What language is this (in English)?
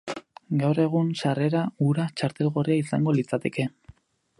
Basque